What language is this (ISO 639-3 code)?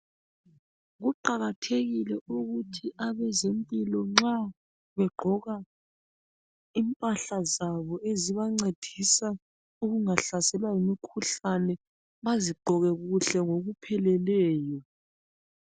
nde